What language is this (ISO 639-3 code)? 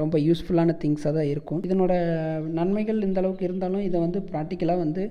tam